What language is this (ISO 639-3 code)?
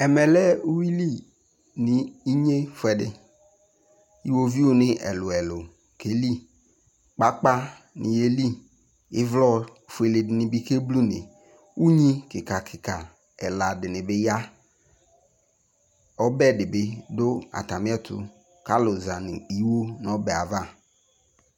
kpo